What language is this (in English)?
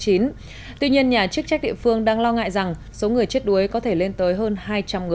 Vietnamese